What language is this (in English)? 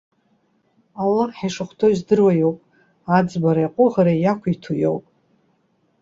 Abkhazian